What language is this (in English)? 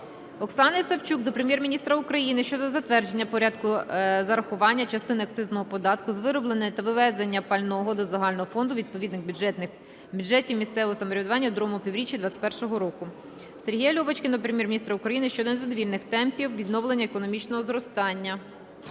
Ukrainian